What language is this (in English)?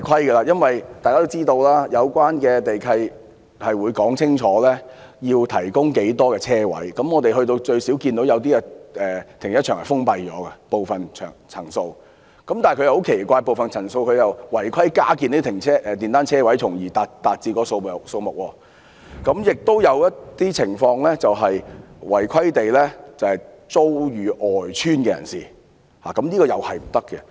Cantonese